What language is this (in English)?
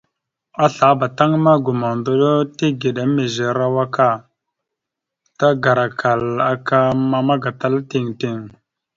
Mada (Cameroon)